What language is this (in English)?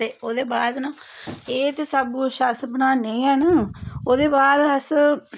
Dogri